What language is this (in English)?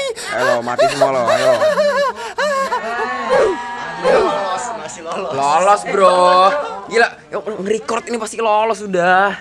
Indonesian